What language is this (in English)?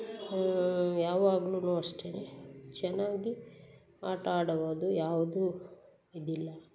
Kannada